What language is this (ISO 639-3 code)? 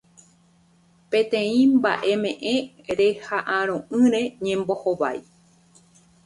grn